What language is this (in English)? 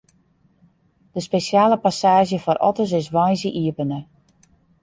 Western Frisian